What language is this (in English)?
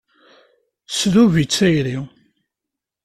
Kabyle